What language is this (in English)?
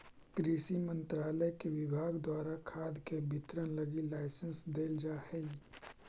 Magahi